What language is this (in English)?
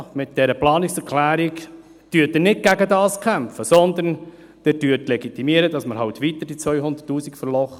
Swiss German